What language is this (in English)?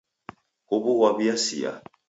Taita